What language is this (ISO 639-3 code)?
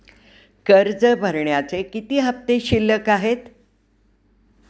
mar